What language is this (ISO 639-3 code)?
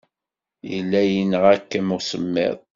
kab